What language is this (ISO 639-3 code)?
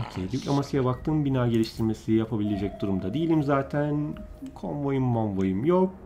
tur